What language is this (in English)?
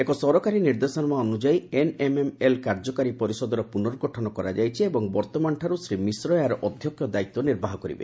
Odia